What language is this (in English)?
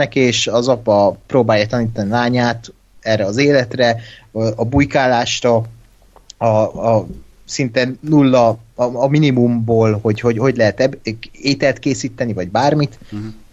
Hungarian